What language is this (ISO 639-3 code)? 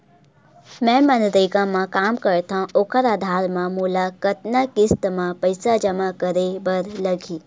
hne